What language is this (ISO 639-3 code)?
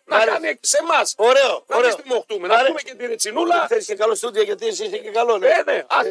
ell